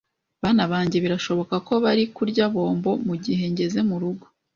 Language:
Kinyarwanda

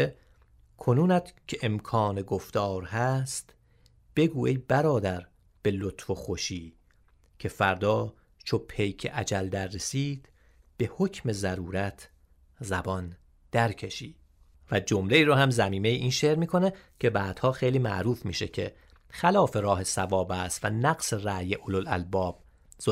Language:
Persian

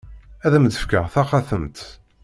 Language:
Kabyle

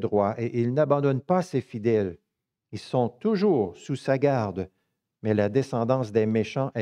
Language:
French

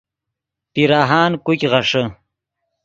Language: Yidgha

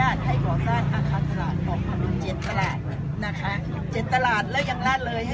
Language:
Thai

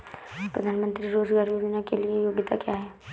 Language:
Hindi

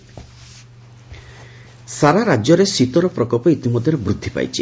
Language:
Odia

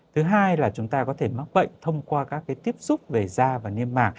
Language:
Vietnamese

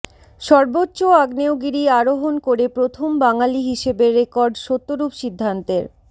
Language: Bangla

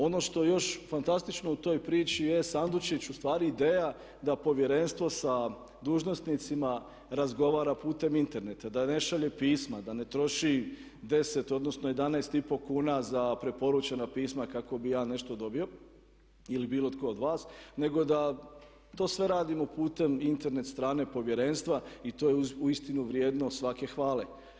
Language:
Croatian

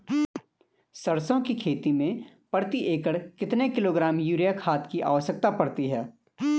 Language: Hindi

